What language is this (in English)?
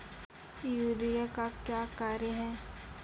Maithili